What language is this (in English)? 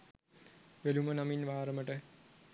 Sinhala